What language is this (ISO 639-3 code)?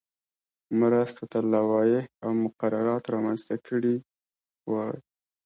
pus